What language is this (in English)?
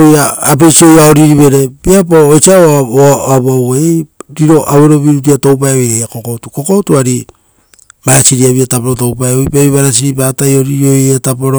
Rotokas